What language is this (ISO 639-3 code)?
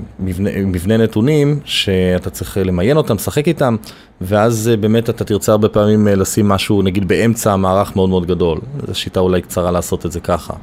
heb